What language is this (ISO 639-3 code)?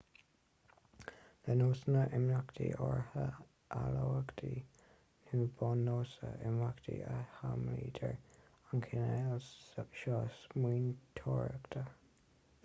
gle